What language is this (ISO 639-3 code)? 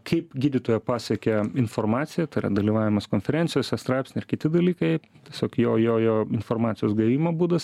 lit